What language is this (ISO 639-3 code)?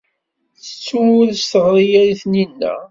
kab